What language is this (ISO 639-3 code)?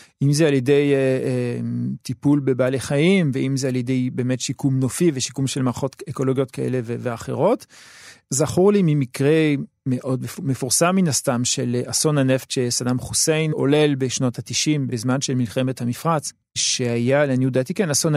heb